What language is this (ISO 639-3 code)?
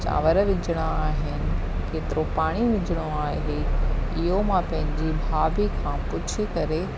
snd